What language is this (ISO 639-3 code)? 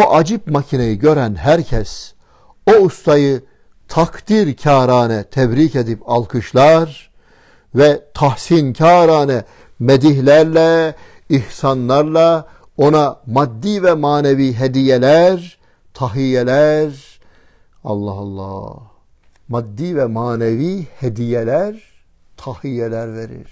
tur